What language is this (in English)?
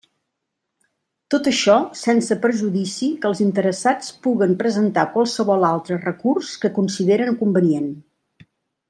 Catalan